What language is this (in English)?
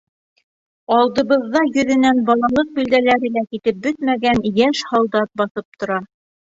Bashkir